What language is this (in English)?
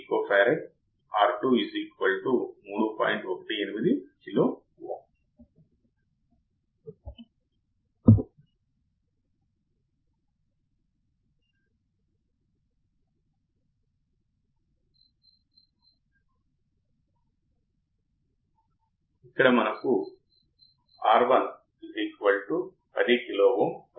Telugu